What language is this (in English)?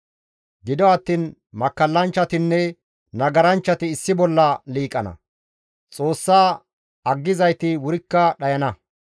Gamo